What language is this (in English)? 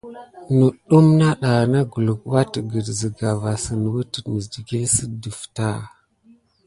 Gidar